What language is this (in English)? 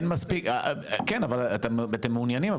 Hebrew